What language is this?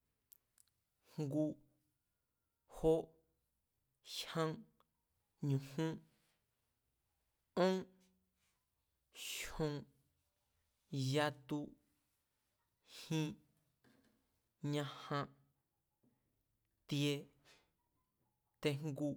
Mazatlán Mazatec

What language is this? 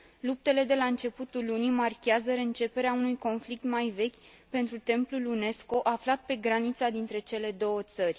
Romanian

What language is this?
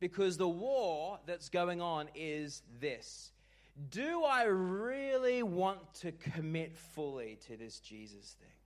English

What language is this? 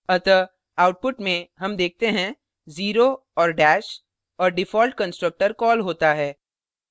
Hindi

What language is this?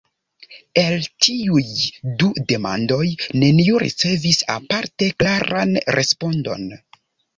Esperanto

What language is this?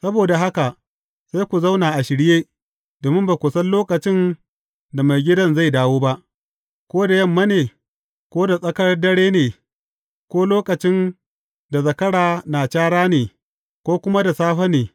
Hausa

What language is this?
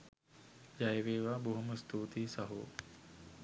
Sinhala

